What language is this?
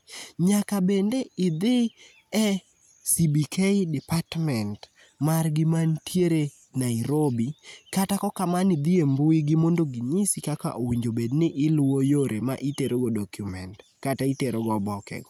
Luo (Kenya and Tanzania)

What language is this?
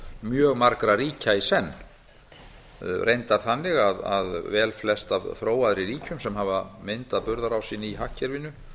Icelandic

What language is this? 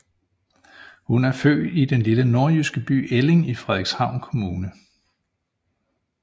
Danish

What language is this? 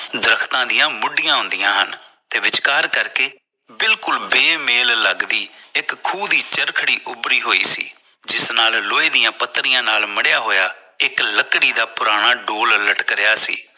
Punjabi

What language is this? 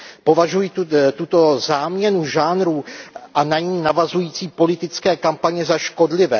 Czech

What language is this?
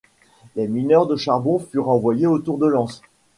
French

